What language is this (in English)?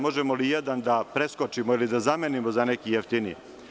Serbian